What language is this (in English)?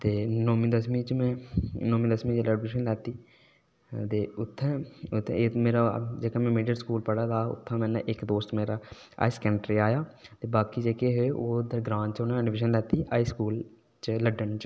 Dogri